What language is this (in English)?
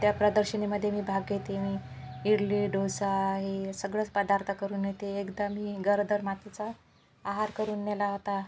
Marathi